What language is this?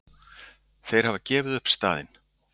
Icelandic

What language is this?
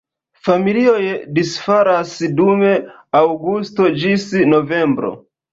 Esperanto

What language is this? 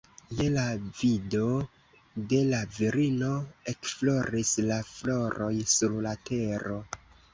Esperanto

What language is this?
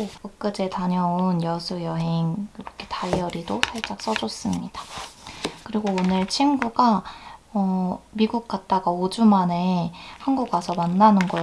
Korean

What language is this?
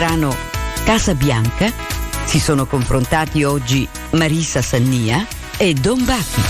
Italian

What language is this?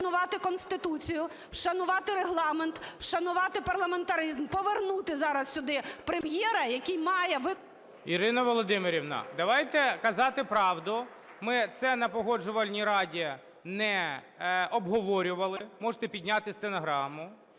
Ukrainian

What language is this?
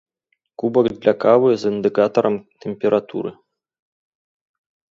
Belarusian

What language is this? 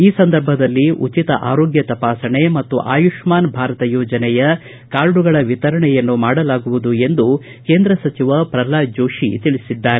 Kannada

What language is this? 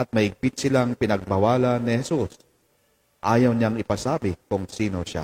Filipino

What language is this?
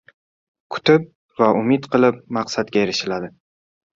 Uzbek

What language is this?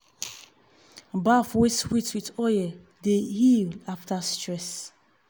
Nigerian Pidgin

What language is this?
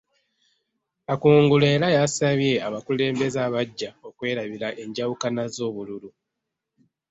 Ganda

